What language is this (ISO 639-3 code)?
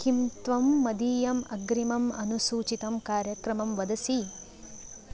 san